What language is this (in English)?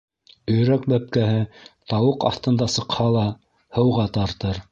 Bashkir